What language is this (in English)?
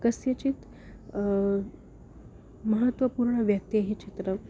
Sanskrit